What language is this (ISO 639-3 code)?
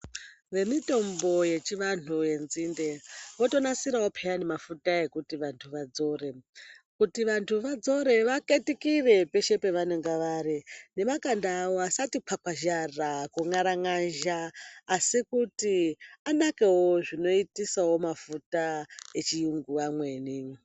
ndc